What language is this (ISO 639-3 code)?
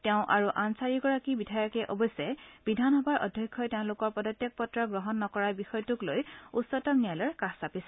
asm